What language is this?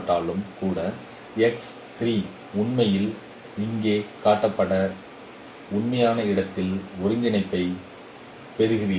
Tamil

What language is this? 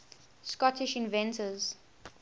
English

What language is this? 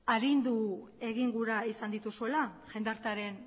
Basque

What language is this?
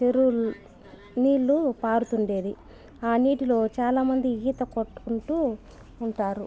Telugu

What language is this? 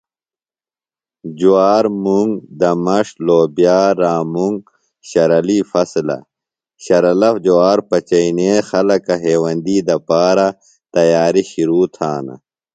Phalura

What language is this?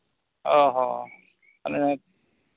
Santali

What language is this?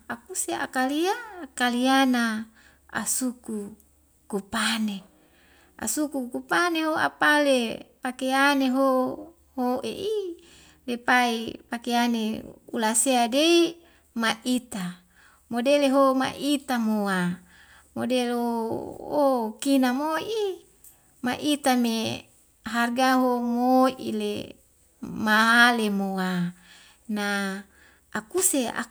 Wemale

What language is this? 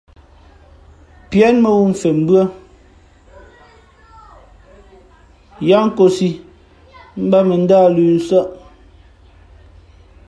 Fe'fe'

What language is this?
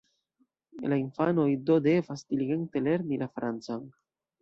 Esperanto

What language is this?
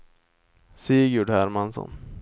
Swedish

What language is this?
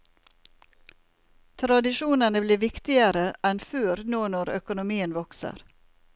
Norwegian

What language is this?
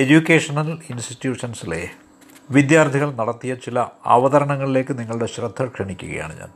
Malayalam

